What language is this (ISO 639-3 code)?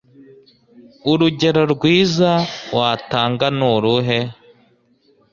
kin